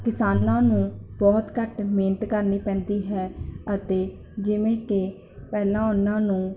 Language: Punjabi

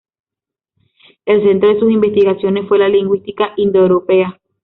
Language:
Spanish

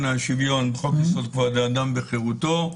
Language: Hebrew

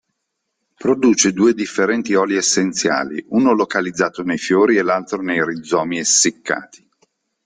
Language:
Italian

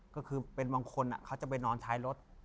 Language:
Thai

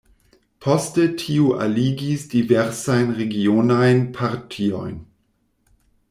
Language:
Esperanto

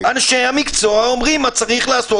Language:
Hebrew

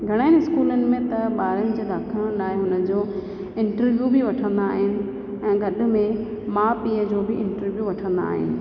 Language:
Sindhi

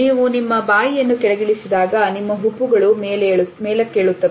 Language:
Kannada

